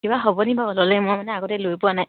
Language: Assamese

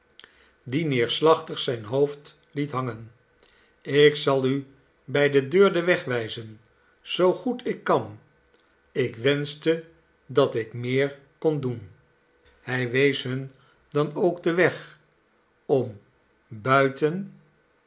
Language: Dutch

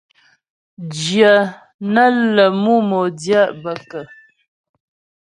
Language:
Ghomala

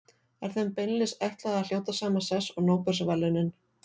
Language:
Icelandic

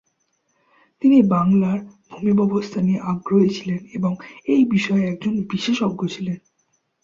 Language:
Bangla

